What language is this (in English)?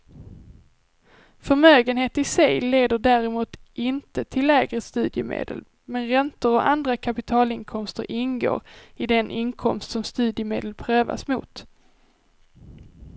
Swedish